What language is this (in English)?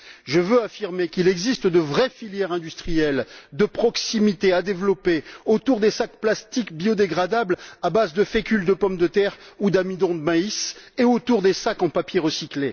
French